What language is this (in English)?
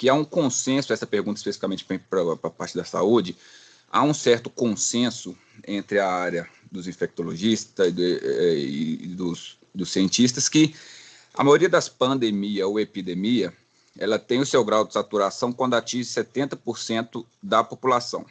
Portuguese